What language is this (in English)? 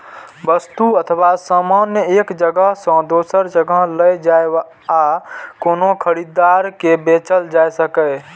Maithili